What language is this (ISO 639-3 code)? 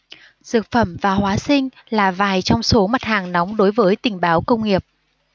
vie